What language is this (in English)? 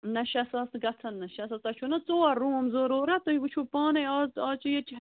Kashmiri